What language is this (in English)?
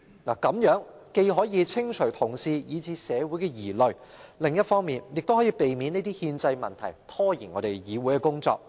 Cantonese